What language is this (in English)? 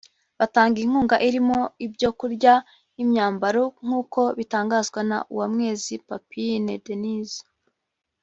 Kinyarwanda